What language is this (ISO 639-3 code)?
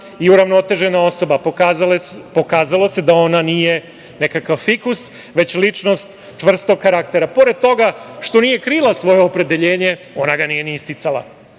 srp